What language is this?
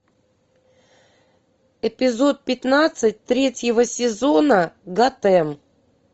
Russian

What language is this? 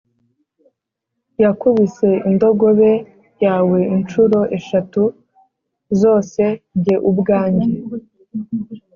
Kinyarwanda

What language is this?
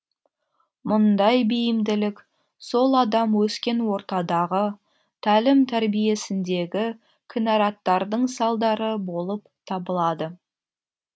Kazakh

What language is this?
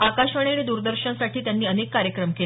Marathi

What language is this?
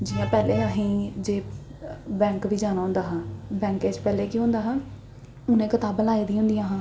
Dogri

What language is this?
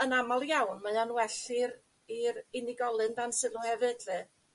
Welsh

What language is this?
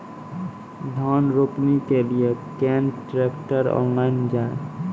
Maithili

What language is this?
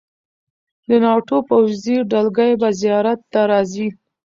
Pashto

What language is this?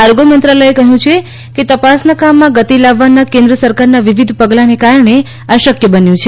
Gujarati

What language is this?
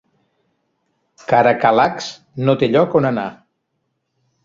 Catalan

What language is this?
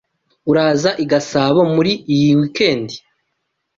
Kinyarwanda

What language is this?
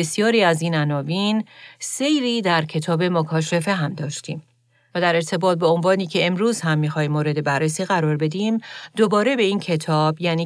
Persian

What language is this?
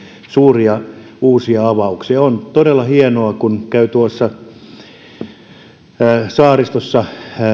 Finnish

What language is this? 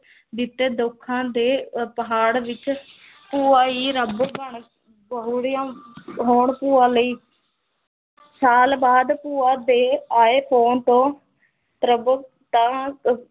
Punjabi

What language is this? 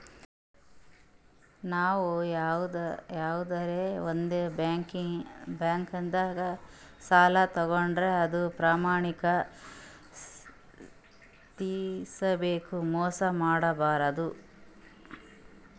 Kannada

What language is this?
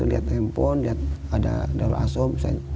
Indonesian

